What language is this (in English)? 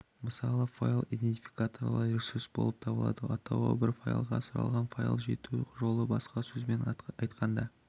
Kazakh